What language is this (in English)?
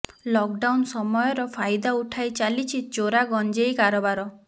Odia